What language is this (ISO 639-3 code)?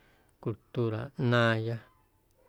amu